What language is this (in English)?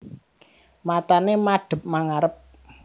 Javanese